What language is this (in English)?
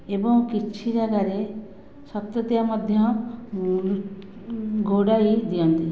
Odia